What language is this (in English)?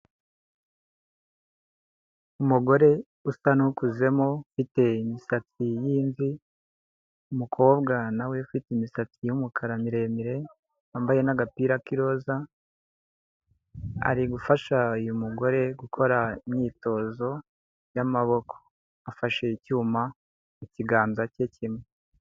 Kinyarwanda